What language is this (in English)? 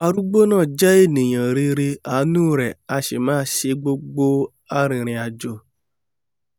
Yoruba